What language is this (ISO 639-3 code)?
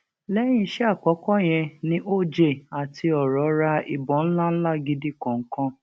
yor